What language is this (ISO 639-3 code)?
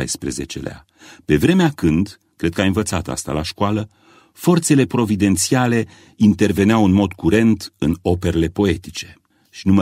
ron